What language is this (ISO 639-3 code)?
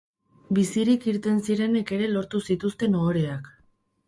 eus